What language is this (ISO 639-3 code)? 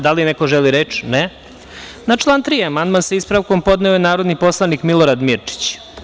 srp